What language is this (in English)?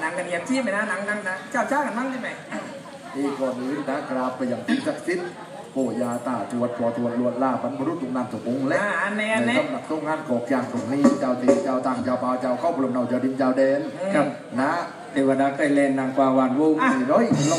Thai